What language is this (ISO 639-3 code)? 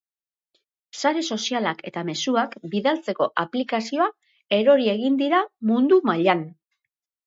eus